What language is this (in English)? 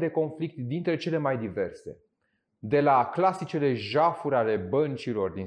Romanian